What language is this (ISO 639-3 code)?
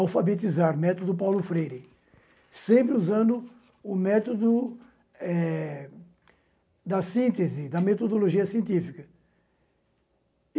por